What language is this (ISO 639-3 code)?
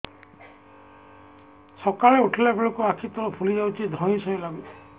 ori